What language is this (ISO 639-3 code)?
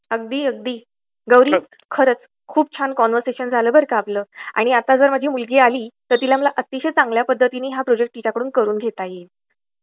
mar